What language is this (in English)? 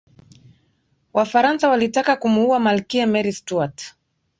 Swahili